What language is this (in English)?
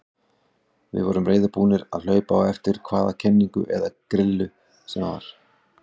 Icelandic